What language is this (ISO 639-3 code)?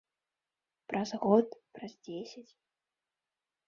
bel